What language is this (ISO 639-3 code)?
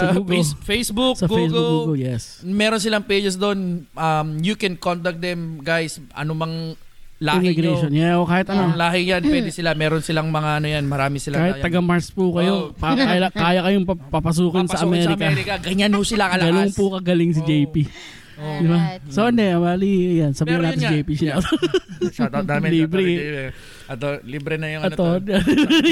fil